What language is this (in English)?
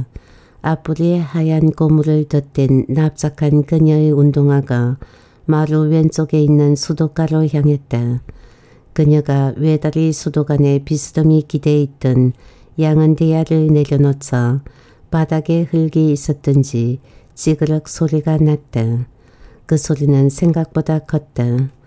Korean